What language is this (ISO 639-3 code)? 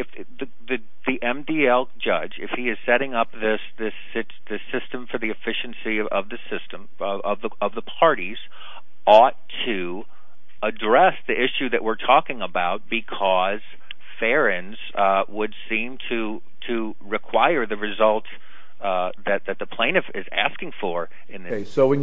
eng